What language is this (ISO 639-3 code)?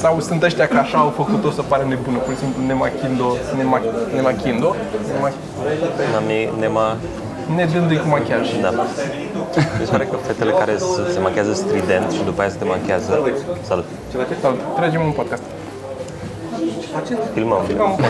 ron